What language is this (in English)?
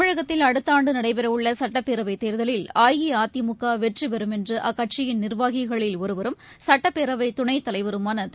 Tamil